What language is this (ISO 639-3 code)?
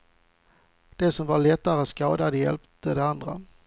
swe